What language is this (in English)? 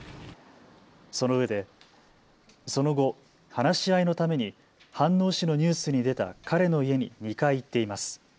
Japanese